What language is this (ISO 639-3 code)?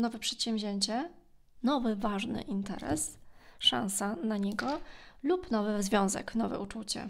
pol